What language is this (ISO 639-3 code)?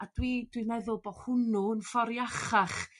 cym